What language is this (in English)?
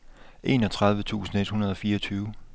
Danish